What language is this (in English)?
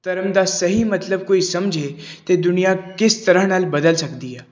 Punjabi